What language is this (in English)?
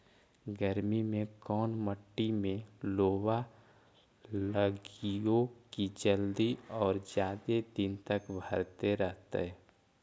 Magahi